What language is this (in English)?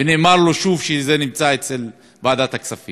Hebrew